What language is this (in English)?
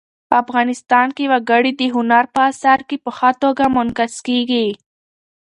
Pashto